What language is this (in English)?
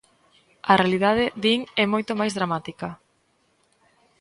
Galician